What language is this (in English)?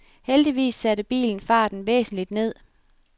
Danish